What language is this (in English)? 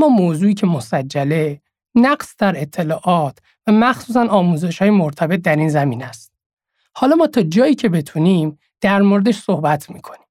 Persian